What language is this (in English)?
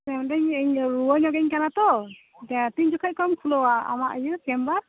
Santali